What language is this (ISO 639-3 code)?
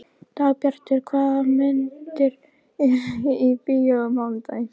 isl